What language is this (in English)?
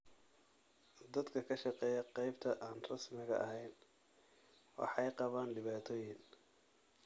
Somali